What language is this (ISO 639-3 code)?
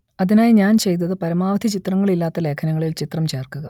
mal